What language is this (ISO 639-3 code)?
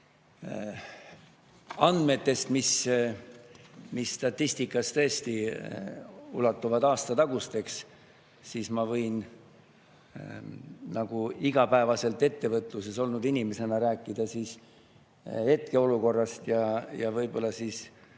est